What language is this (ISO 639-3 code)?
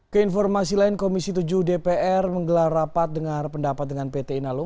ind